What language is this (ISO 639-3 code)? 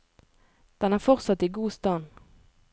nor